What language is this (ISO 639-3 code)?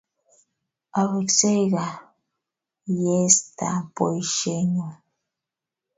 kln